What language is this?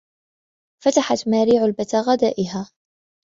Arabic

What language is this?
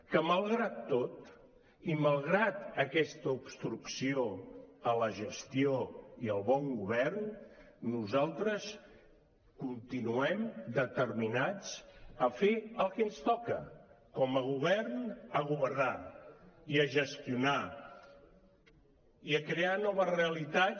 Catalan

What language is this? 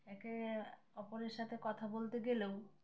Bangla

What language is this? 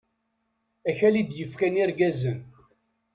Kabyle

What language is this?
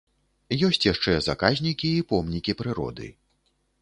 Belarusian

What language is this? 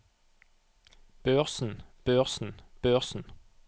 Norwegian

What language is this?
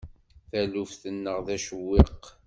Kabyle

